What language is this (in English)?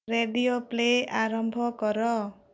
Odia